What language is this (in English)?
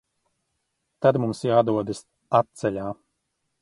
Latvian